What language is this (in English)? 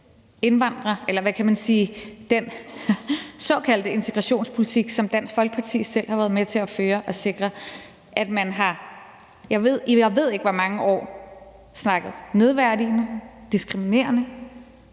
Danish